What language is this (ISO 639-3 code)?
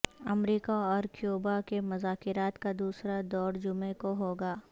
urd